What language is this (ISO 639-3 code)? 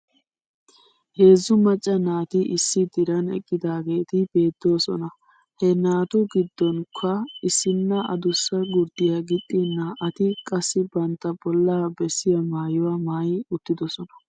wal